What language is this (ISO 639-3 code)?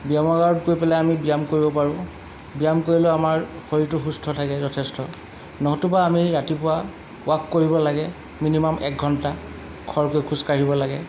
asm